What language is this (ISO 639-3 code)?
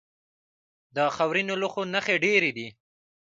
pus